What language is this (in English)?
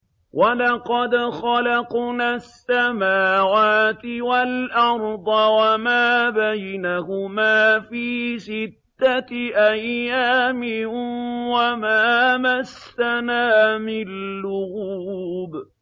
Arabic